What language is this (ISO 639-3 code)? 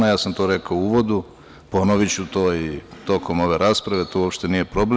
srp